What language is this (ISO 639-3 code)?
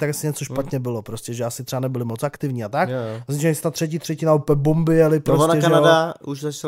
ces